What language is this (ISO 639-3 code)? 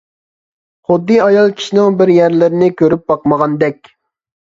uig